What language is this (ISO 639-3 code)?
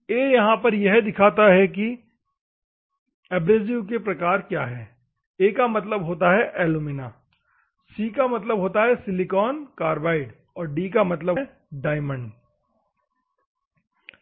hin